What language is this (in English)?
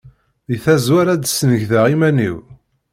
Kabyle